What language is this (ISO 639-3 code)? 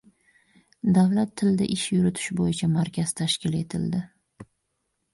uzb